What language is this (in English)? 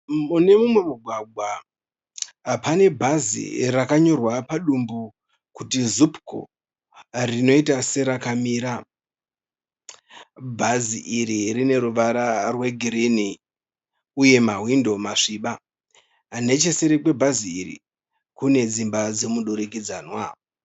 Shona